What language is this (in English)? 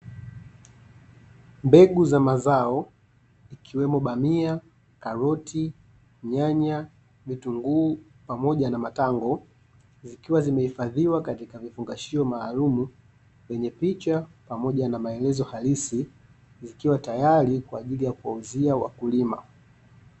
Swahili